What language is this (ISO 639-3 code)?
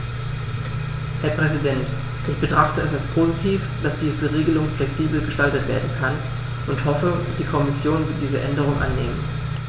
deu